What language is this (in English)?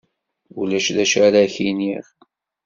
Kabyle